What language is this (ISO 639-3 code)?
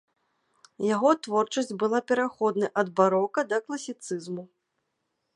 bel